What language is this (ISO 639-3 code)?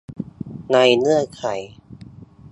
tha